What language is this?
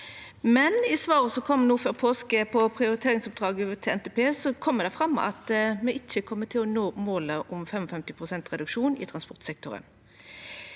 Norwegian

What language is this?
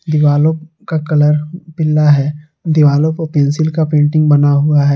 Hindi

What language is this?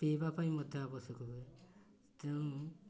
Odia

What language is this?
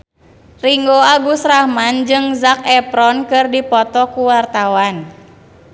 Sundanese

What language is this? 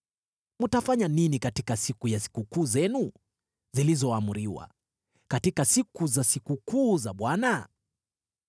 Swahili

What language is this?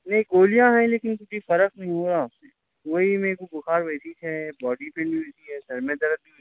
Urdu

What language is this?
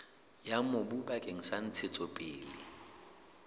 Southern Sotho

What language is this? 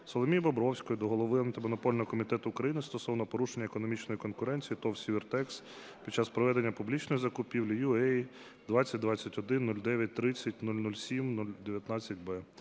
Ukrainian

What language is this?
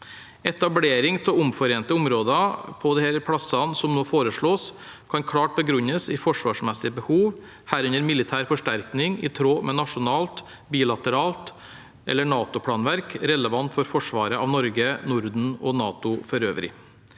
Norwegian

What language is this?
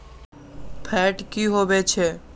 Magahi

